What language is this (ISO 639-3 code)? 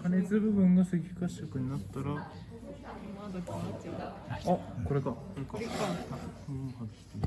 jpn